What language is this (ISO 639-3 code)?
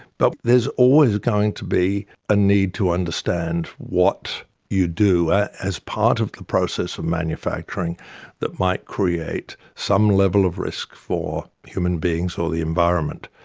eng